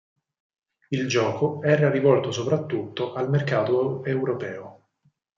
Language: Italian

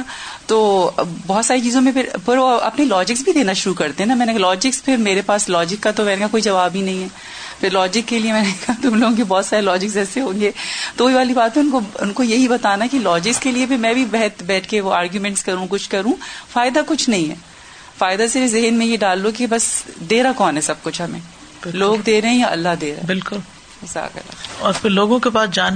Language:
Urdu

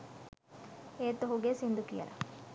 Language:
Sinhala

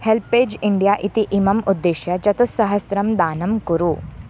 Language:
Sanskrit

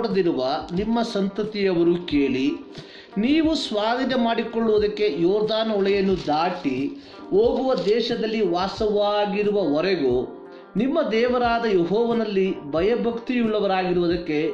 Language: Kannada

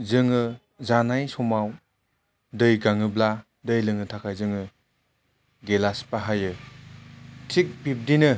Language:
Bodo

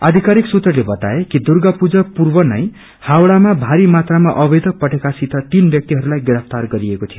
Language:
Nepali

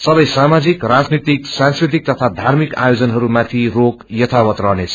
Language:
Nepali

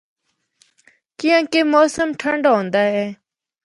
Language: Northern Hindko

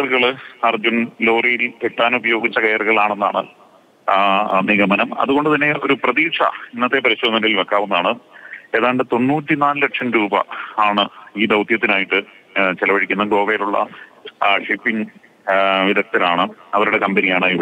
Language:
Malayalam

